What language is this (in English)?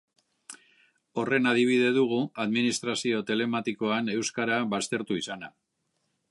Basque